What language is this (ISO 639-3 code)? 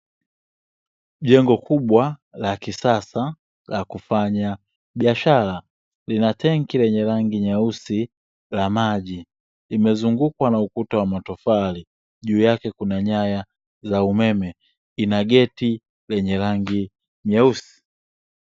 swa